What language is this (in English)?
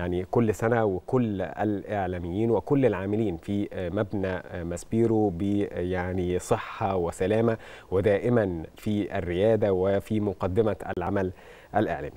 Arabic